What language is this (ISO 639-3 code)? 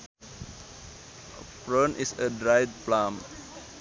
sun